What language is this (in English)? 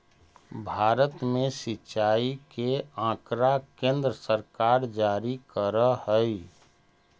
Magahi